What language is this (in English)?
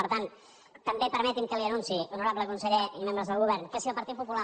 Catalan